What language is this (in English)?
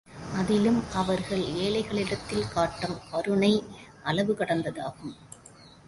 Tamil